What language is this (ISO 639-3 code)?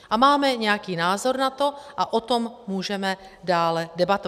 ces